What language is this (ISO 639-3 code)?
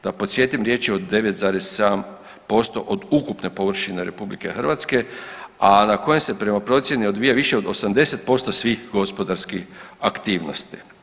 hrv